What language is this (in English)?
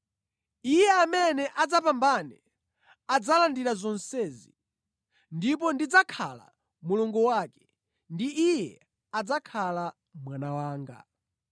Nyanja